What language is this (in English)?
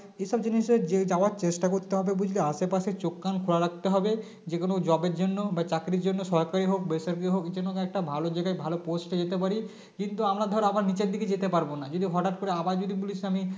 Bangla